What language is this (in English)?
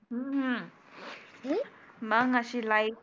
Marathi